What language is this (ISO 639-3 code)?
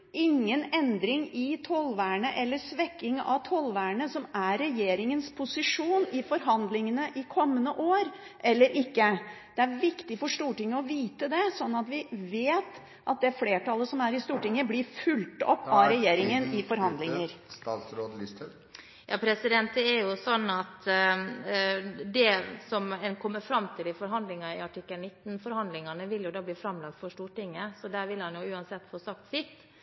nob